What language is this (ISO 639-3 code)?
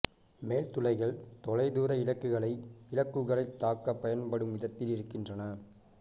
tam